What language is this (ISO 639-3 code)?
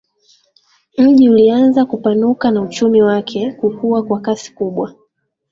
swa